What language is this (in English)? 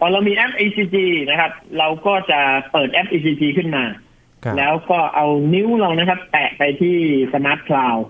Thai